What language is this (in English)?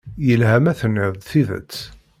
Kabyle